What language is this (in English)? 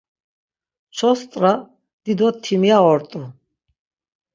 Laz